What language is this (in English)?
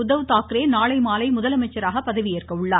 Tamil